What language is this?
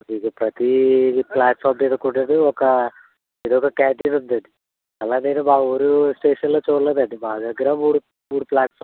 Telugu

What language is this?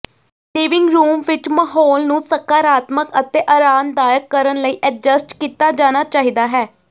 Punjabi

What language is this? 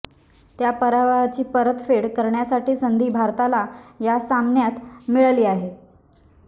Marathi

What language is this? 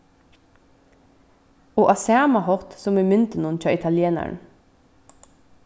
Faroese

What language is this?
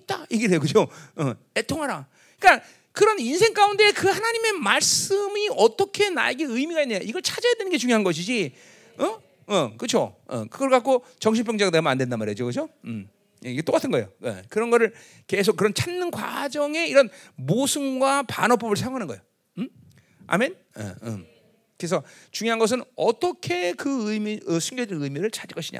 Korean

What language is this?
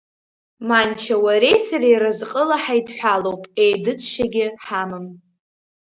Abkhazian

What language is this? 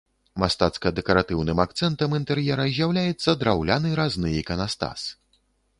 Belarusian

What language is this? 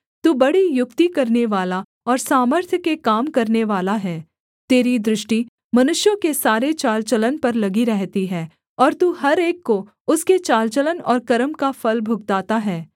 Hindi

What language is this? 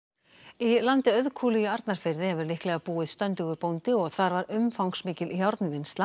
Icelandic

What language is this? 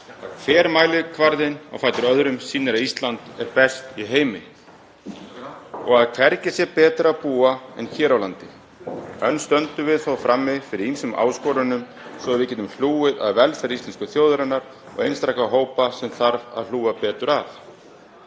Icelandic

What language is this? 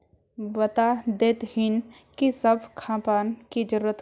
Magahi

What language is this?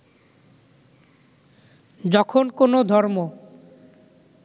Bangla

